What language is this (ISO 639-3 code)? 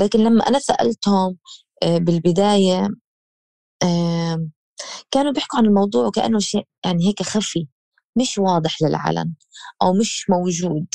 ara